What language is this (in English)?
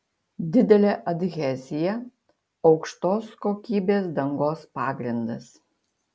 Lithuanian